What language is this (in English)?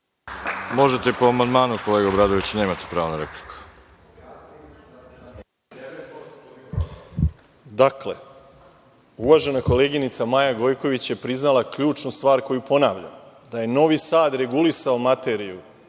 Serbian